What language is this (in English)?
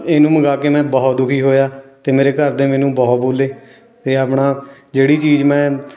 Punjabi